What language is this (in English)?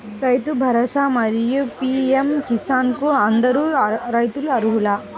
Telugu